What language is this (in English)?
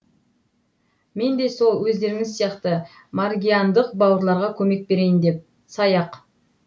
Kazakh